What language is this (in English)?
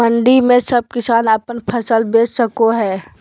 Magahi